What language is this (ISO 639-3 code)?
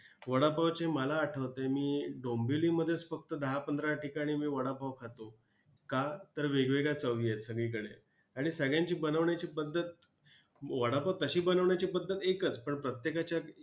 mar